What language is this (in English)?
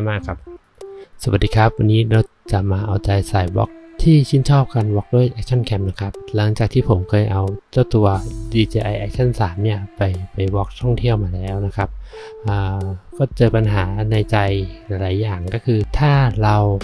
Thai